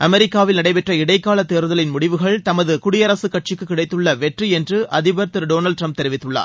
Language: Tamil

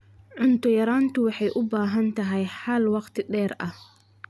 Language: Somali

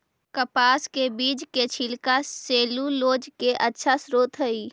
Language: Magahi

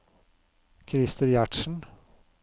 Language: Norwegian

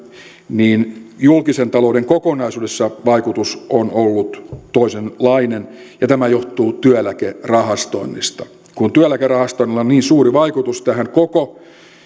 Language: Finnish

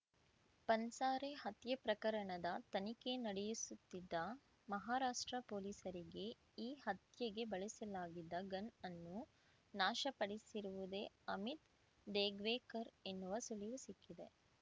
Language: Kannada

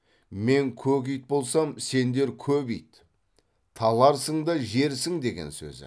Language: Kazakh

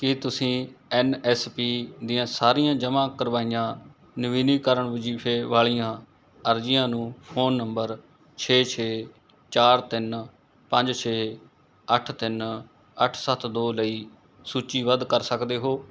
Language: Punjabi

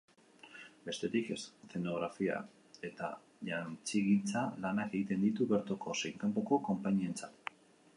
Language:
Basque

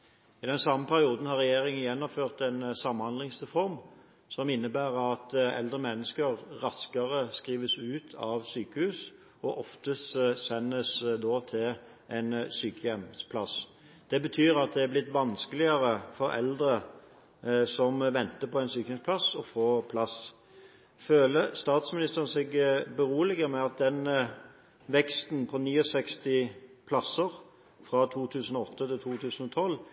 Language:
Norwegian Bokmål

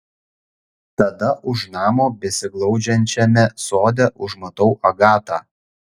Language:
Lithuanian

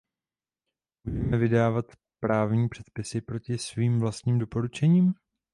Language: Czech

